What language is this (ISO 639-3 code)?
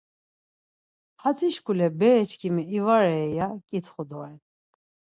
lzz